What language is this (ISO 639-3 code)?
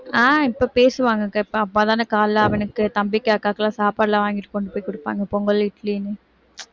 tam